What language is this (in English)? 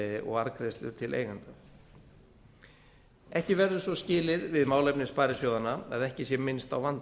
Icelandic